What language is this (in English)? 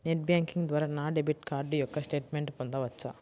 Telugu